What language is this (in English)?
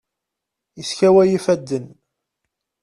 Kabyle